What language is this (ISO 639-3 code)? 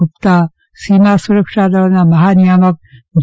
guj